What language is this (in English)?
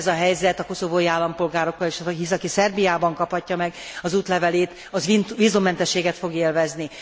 Hungarian